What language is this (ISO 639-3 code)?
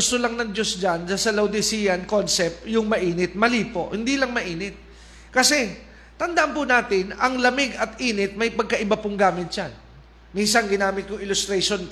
fil